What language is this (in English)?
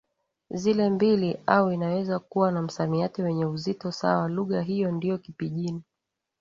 Swahili